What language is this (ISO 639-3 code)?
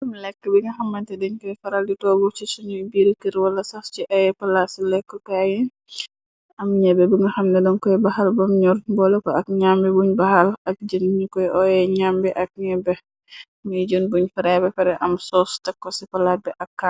wol